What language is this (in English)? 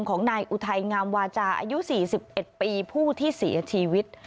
Thai